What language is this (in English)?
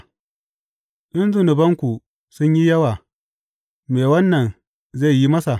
Hausa